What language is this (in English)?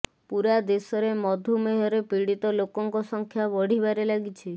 Odia